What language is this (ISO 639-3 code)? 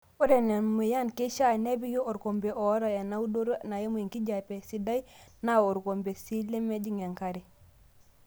mas